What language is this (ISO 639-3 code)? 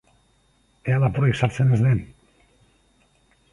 eus